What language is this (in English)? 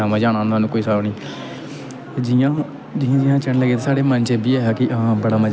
Dogri